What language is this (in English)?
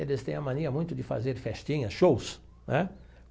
Portuguese